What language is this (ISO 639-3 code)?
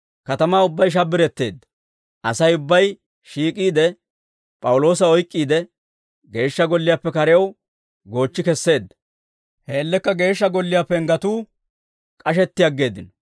dwr